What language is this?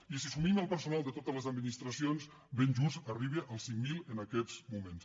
Catalan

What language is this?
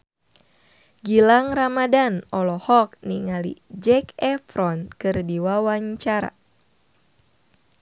Sundanese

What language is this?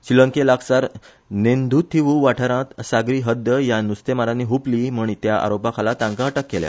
Konkani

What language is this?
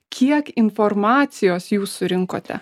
Lithuanian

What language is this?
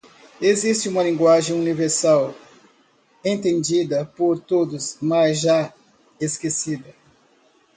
Portuguese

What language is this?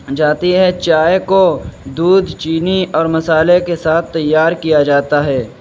Urdu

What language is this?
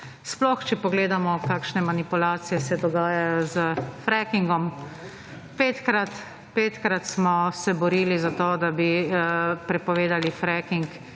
Slovenian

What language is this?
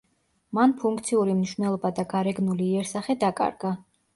Georgian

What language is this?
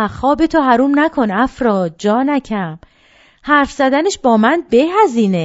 Persian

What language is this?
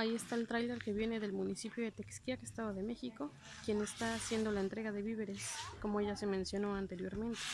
Spanish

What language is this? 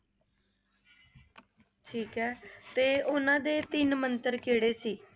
Punjabi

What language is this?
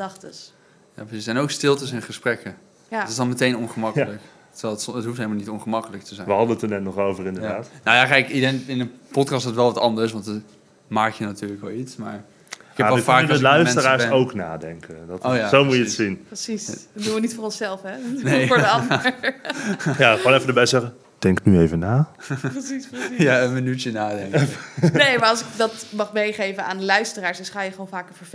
Dutch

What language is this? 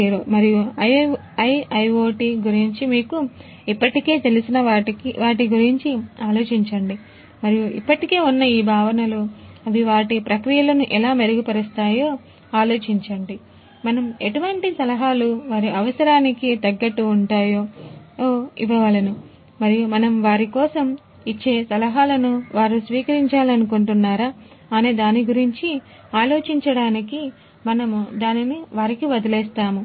Telugu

